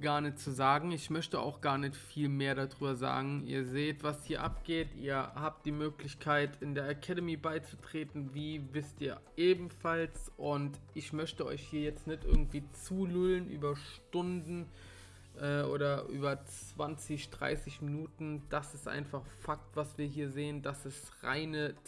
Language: German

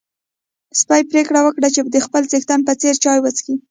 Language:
Pashto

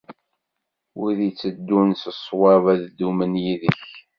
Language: Kabyle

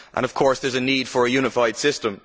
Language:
English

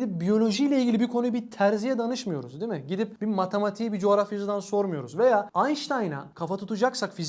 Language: Turkish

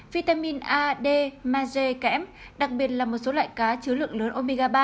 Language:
Vietnamese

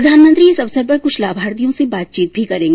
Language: Hindi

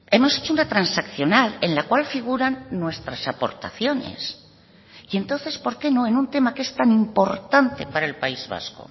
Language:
Spanish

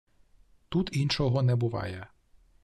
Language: Ukrainian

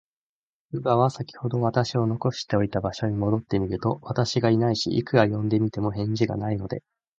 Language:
Japanese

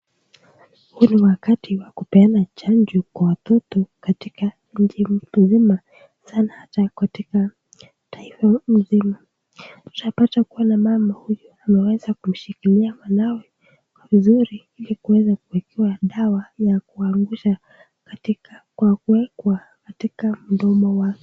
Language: Swahili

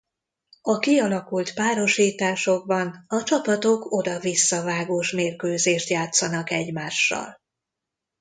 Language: Hungarian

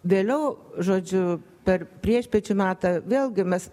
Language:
Lithuanian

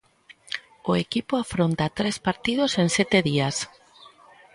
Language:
Galician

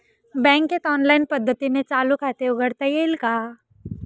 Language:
Marathi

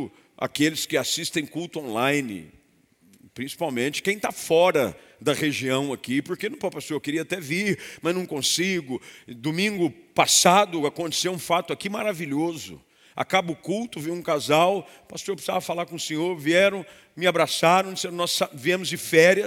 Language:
Portuguese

